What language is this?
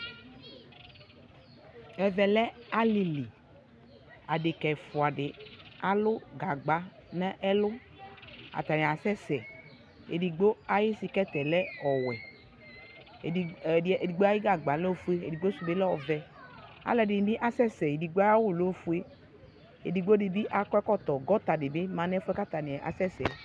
Ikposo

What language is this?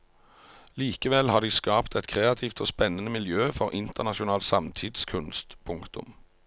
Norwegian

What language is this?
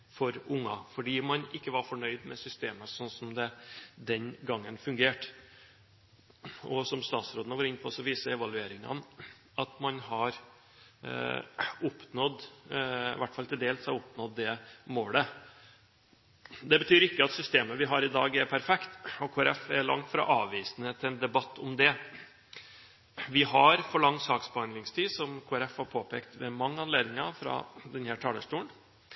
Norwegian Bokmål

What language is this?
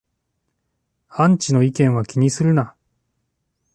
Japanese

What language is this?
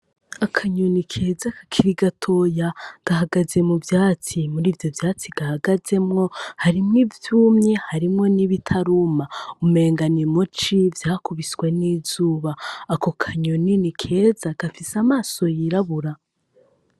Rundi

